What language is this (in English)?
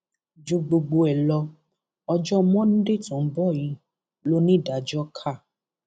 Yoruba